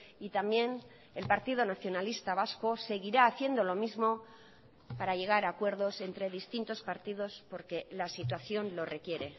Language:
Spanish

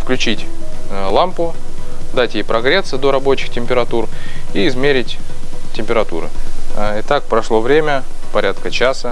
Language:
Russian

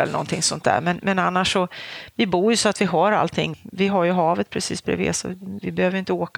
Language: Swedish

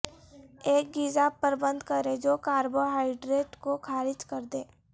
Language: Urdu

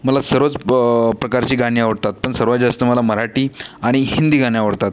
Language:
Marathi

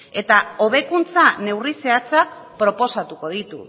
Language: Basque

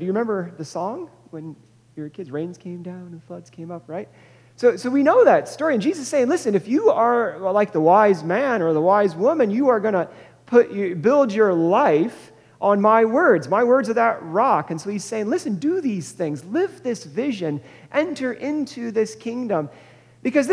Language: English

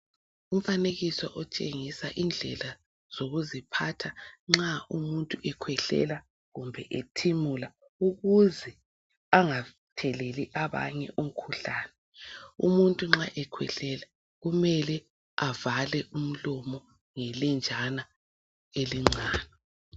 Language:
North Ndebele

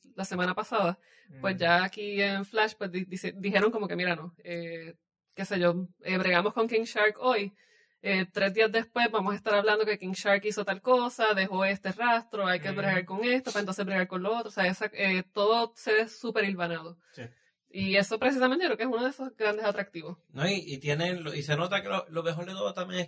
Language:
Spanish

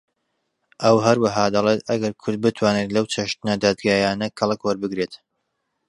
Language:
Central Kurdish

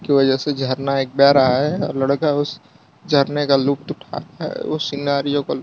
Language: Hindi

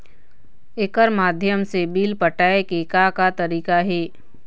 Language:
Chhattisgarhi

